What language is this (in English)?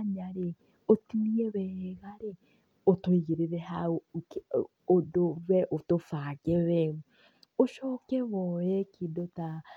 Kikuyu